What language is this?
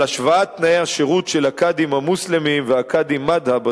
Hebrew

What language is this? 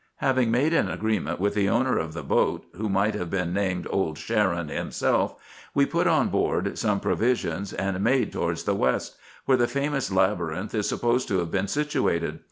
English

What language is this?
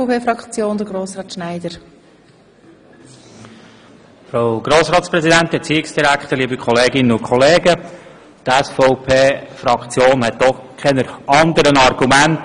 Swiss German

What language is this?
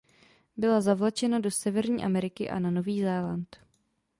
Czech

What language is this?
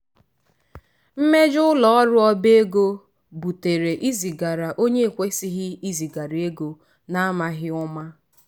Igbo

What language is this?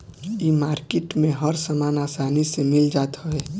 Bhojpuri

